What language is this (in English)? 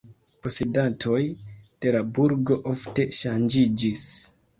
Esperanto